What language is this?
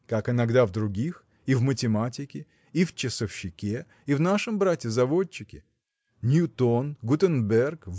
Russian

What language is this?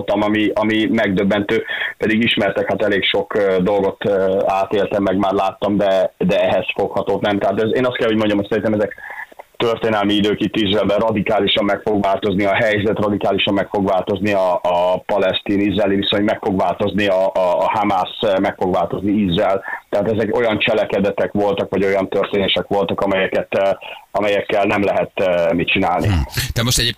Hungarian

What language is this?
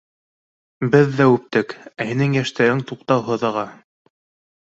Bashkir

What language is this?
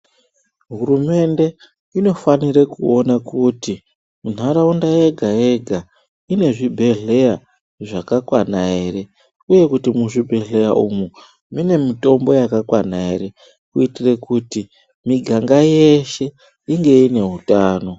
Ndau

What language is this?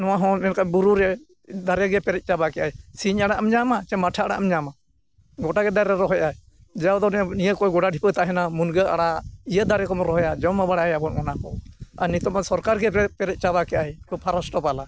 Santali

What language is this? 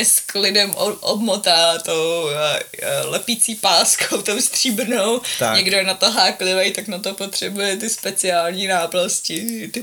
Czech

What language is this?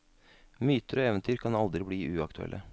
Norwegian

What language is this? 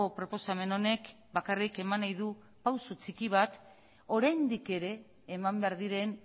Basque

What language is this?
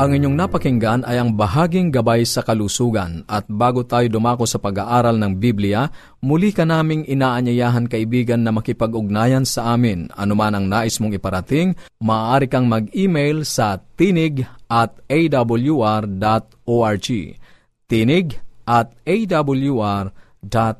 Filipino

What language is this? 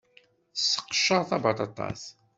Kabyle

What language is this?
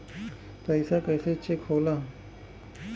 Bhojpuri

